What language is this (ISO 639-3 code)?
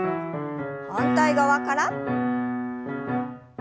jpn